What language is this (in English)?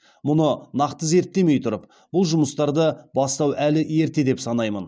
Kazakh